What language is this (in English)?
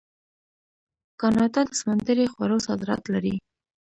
Pashto